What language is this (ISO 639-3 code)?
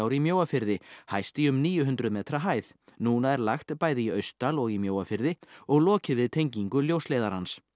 isl